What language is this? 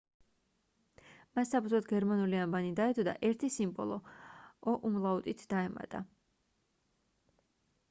Georgian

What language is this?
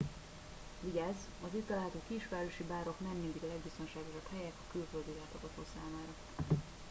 Hungarian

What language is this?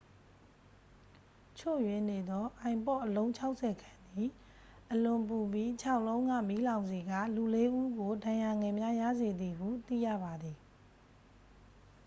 Burmese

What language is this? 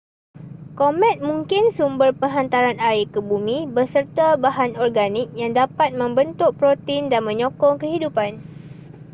Malay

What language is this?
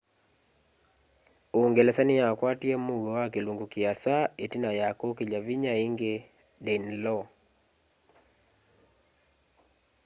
Kamba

